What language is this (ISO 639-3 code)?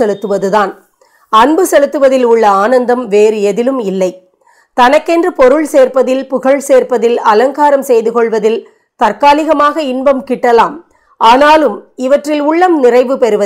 tam